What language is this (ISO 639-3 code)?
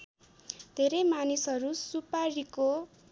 nep